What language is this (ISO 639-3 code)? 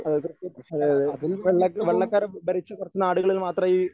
mal